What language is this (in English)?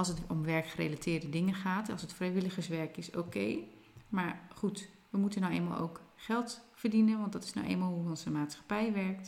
Dutch